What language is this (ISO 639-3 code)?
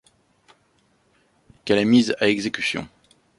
fra